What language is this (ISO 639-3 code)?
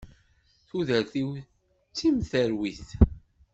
kab